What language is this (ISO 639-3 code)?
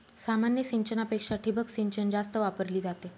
mar